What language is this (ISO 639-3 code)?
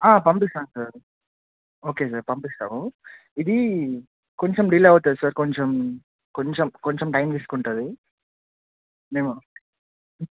tel